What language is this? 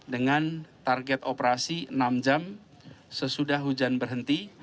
Indonesian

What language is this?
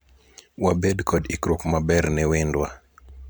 Luo (Kenya and Tanzania)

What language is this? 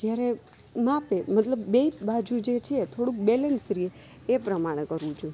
Gujarati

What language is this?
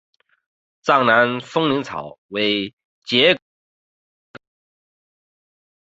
Chinese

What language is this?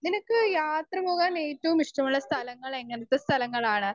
Malayalam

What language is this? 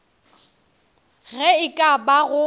Northern Sotho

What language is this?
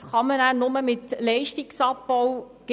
Swiss German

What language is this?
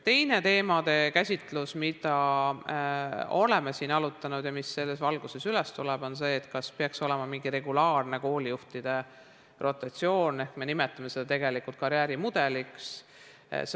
Estonian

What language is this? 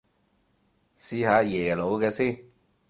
Cantonese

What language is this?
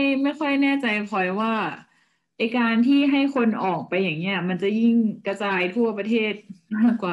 Thai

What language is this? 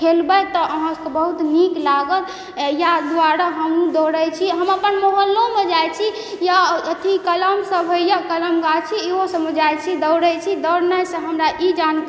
Maithili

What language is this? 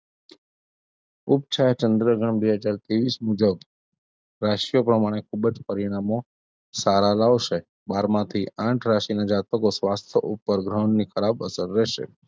Gujarati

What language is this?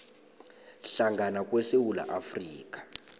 South Ndebele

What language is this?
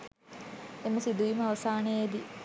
Sinhala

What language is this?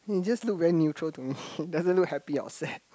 English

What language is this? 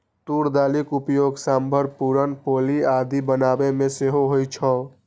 Maithili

